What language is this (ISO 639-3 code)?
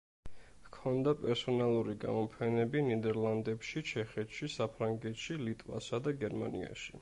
kat